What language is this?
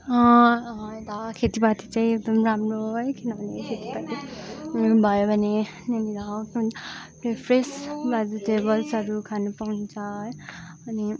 Nepali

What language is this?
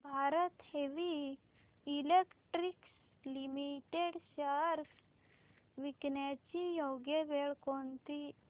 Marathi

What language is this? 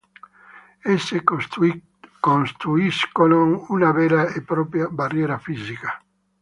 Italian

